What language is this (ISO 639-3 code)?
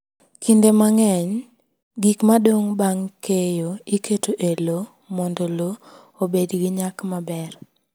luo